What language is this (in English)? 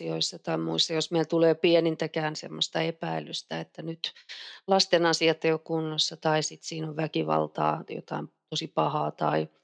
Finnish